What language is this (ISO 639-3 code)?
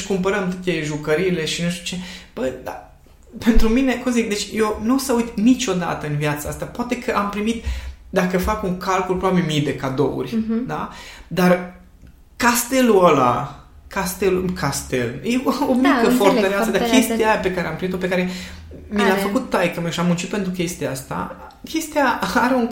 ron